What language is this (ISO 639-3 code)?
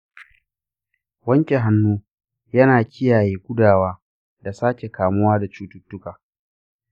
hau